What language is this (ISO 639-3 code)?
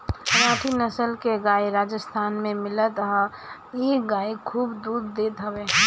bho